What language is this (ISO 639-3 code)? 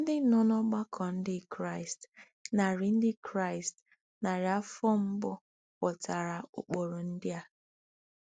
ibo